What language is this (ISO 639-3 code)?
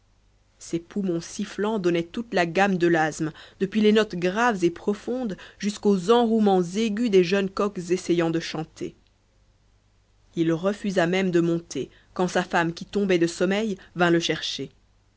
fra